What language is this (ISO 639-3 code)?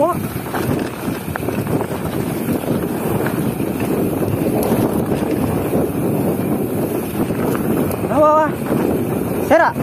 ind